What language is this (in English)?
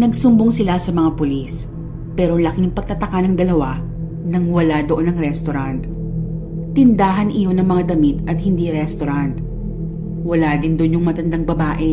Filipino